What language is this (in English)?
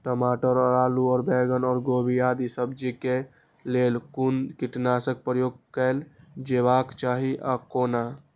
Maithili